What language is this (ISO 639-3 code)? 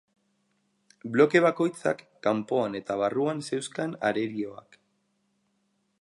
eus